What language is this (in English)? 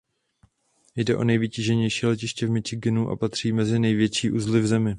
Czech